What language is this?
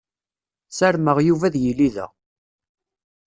Kabyle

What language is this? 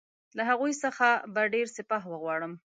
Pashto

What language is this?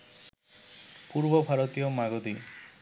Bangla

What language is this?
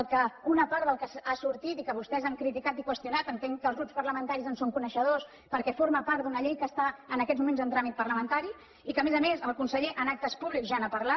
Catalan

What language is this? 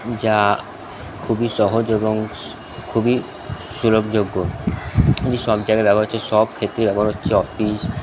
Bangla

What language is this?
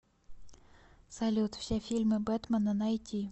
Russian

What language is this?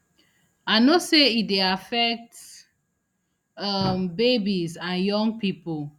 Nigerian Pidgin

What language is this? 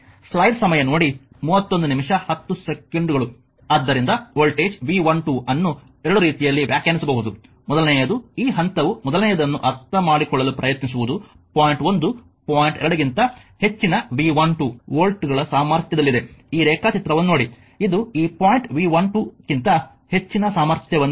Kannada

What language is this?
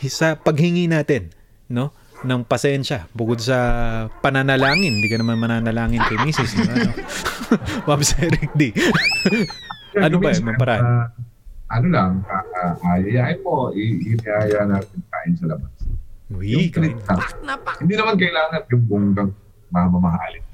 Filipino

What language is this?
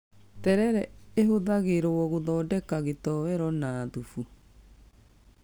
Kikuyu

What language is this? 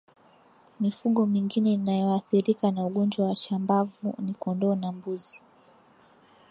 Swahili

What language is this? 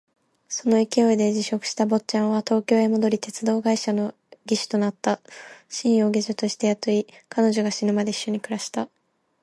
Japanese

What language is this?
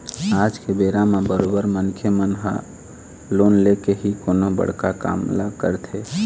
Chhattisgarhi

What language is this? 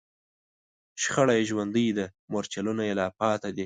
Pashto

